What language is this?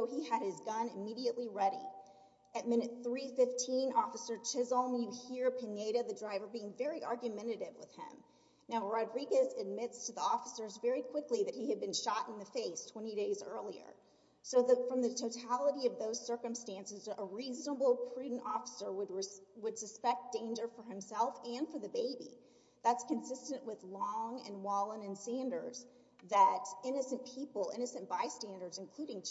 English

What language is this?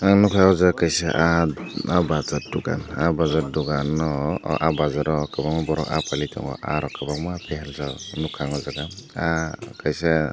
Kok Borok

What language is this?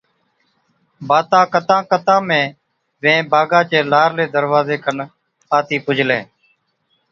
Od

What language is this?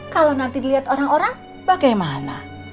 Indonesian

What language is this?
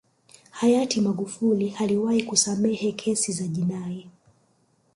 Swahili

